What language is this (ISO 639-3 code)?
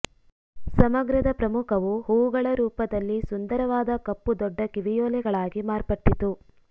kan